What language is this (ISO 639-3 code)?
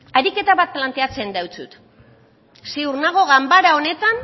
eus